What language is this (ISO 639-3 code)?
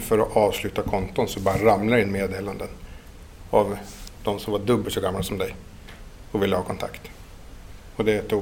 swe